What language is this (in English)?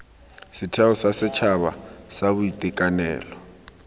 Tswana